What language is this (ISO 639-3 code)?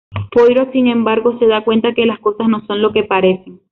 spa